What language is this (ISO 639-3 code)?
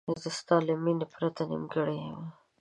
pus